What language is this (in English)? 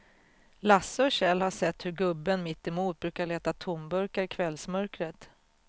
Swedish